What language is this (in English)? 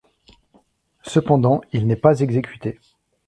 French